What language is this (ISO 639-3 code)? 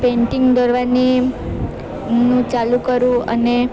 guj